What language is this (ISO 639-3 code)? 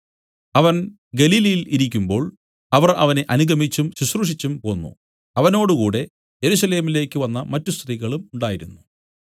mal